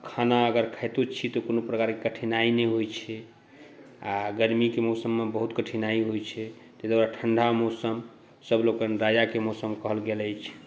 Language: Maithili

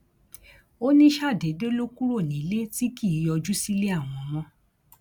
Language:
Yoruba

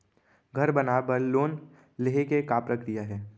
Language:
Chhattisgarhi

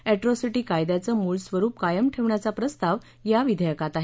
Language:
Marathi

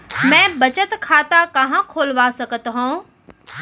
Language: Chhattisgarhi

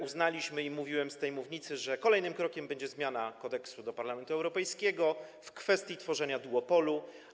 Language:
Polish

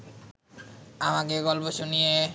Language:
Bangla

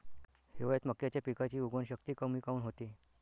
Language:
Marathi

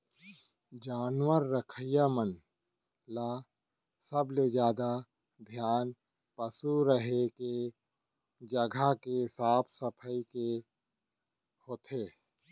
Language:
Chhattisgarhi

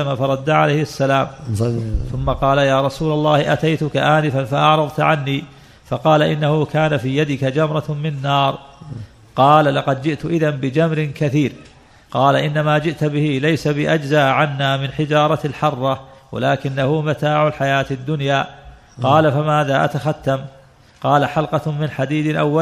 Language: Arabic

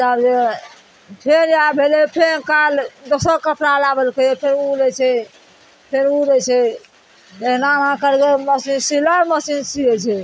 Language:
Maithili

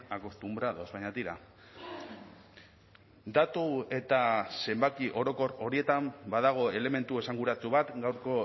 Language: Basque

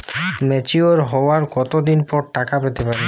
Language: Bangla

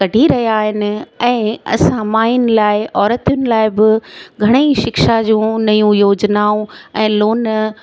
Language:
Sindhi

